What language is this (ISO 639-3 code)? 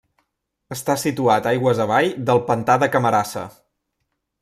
cat